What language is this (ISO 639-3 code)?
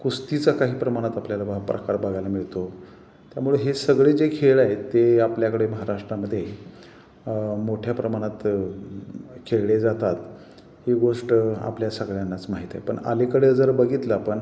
mar